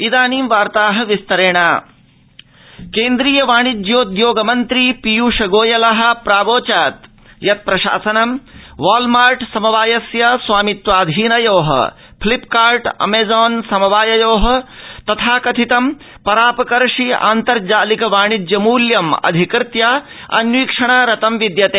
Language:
Sanskrit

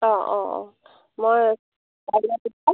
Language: Assamese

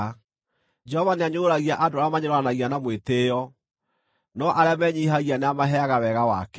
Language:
Kikuyu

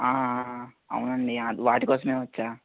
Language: Telugu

